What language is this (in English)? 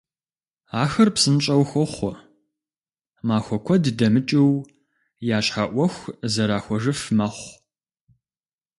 Kabardian